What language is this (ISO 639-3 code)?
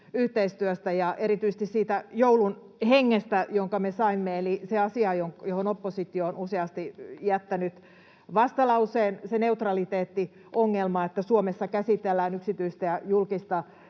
fin